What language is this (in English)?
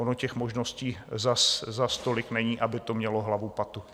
Czech